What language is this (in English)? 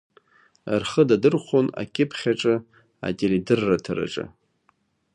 Abkhazian